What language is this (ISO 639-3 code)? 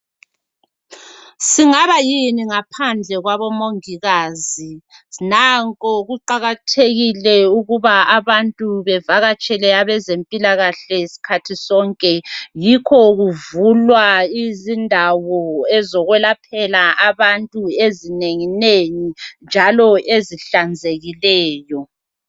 nde